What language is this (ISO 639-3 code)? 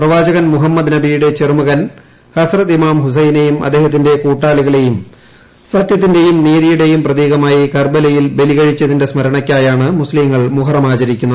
mal